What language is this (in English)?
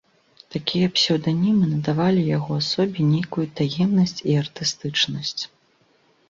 Belarusian